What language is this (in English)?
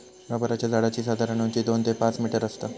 Marathi